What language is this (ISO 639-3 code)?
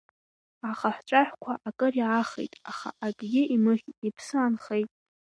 abk